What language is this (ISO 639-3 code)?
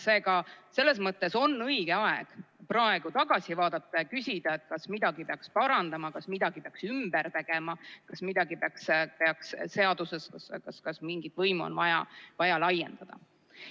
est